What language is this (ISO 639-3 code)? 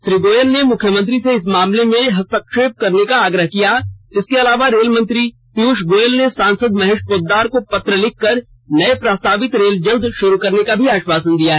hin